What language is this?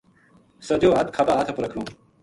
Gujari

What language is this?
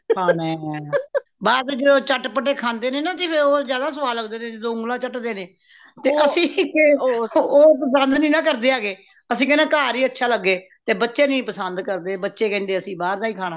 Punjabi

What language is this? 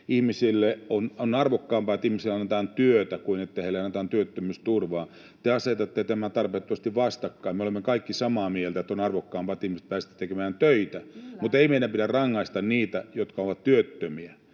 Finnish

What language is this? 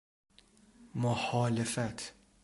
Persian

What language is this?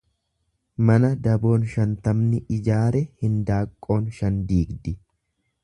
Oromo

